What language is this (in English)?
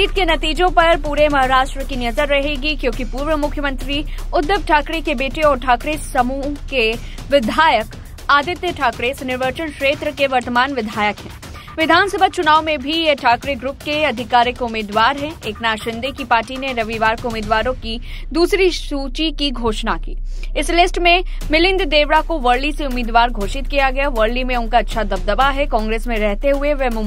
Hindi